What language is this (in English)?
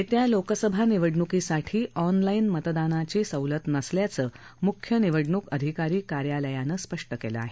Marathi